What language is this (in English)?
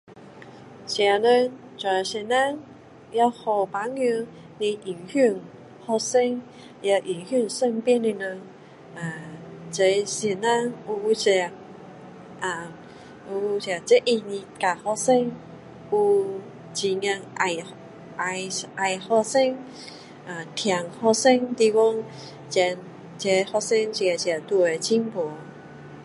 Min Dong Chinese